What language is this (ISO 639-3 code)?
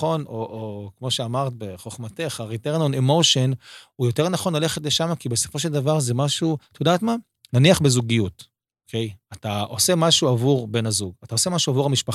heb